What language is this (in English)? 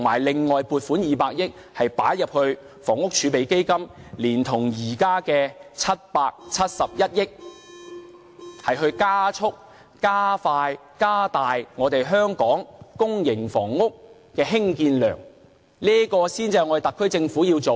Cantonese